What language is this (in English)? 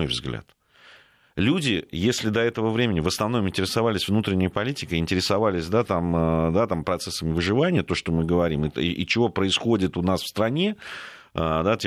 Russian